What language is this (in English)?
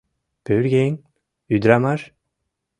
Mari